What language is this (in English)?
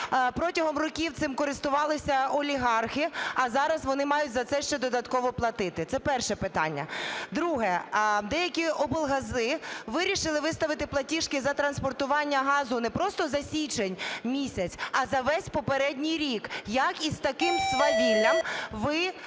Ukrainian